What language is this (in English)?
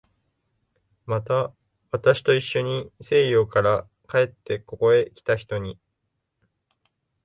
Japanese